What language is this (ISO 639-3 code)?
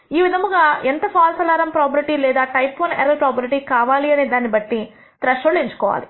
tel